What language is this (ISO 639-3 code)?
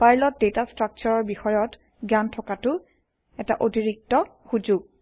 asm